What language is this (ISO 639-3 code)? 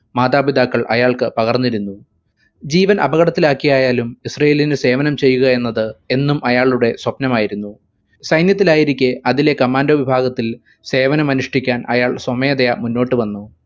mal